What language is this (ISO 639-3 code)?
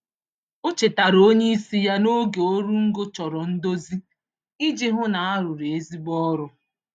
ibo